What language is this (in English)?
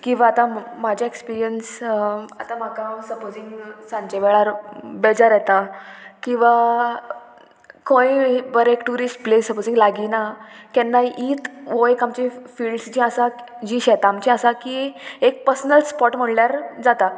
Konkani